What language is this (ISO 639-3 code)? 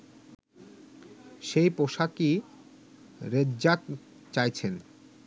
ben